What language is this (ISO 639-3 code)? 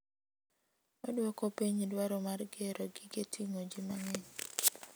luo